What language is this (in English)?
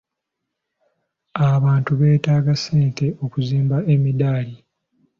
Ganda